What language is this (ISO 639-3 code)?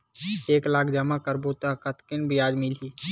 hne